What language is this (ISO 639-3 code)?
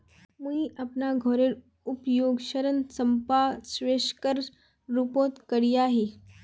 mag